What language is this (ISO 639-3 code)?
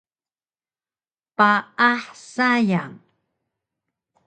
trv